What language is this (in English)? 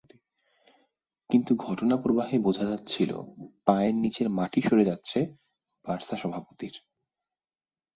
Bangla